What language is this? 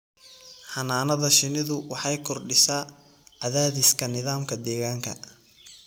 Somali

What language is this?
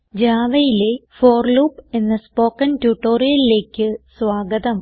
Malayalam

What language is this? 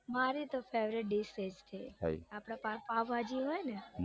Gujarati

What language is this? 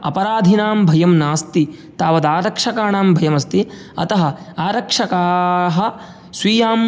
Sanskrit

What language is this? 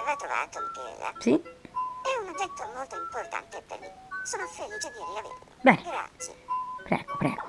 Italian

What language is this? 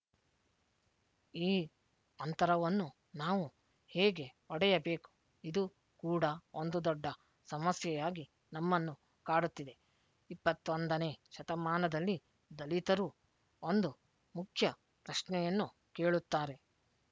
Kannada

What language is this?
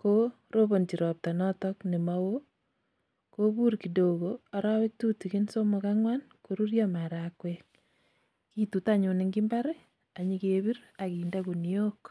Kalenjin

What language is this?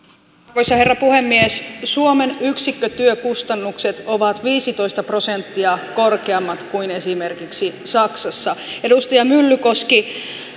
Finnish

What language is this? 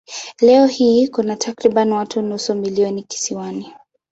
Swahili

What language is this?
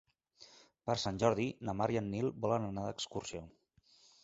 Catalan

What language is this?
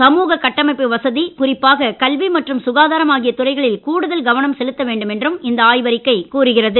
Tamil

